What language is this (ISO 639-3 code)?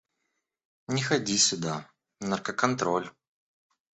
rus